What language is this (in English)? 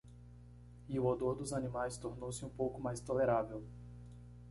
Portuguese